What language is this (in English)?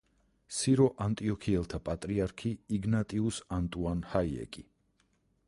Georgian